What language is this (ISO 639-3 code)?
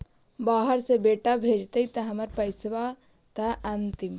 mag